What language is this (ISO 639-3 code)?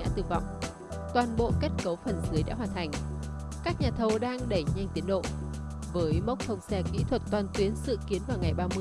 vie